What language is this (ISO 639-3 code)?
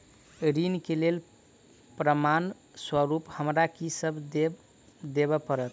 mai